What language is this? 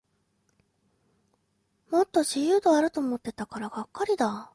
Japanese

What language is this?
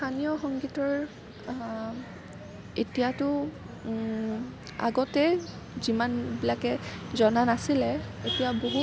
Assamese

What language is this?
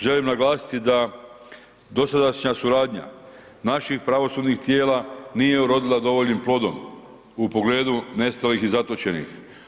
Croatian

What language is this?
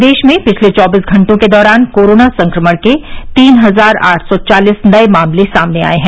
Hindi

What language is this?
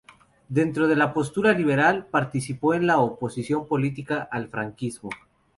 Spanish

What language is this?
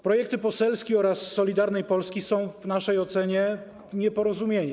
Polish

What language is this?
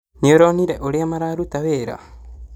Kikuyu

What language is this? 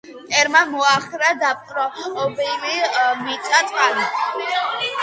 Georgian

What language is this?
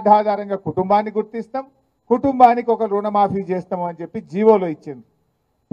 Telugu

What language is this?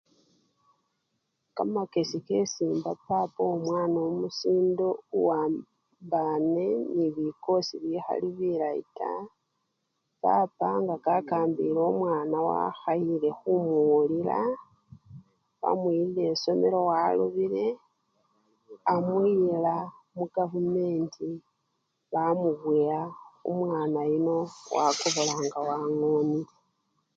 Luyia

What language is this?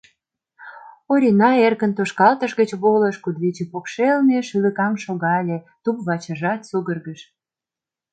Mari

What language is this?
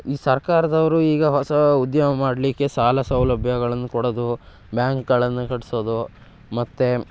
Kannada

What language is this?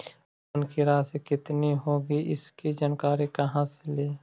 Magahi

